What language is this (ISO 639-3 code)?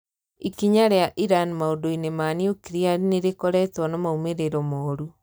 kik